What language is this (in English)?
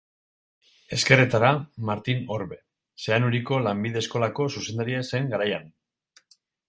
Basque